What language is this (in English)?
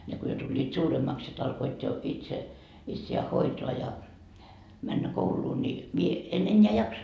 Finnish